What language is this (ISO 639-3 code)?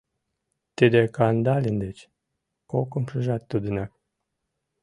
chm